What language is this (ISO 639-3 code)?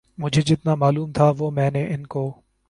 urd